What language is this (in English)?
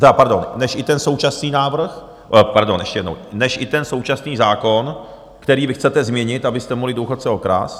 Czech